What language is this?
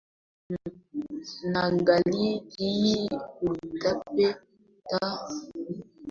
Swahili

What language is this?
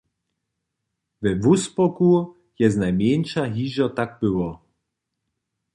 Upper Sorbian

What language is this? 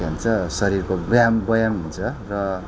Nepali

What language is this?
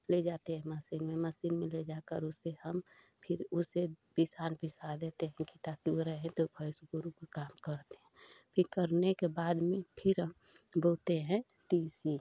Hindi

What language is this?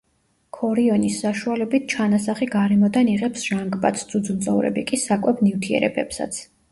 Georgian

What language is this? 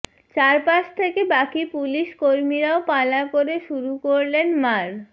Bangla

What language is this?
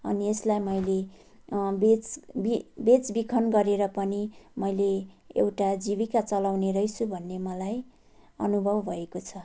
Nepali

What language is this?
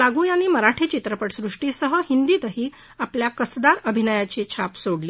Marathi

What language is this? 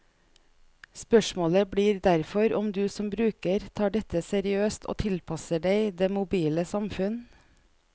Norwegian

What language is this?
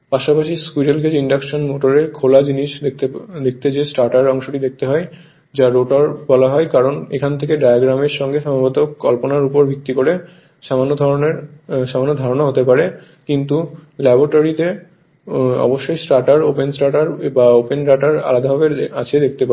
Bangla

